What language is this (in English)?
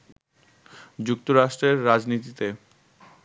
Bangla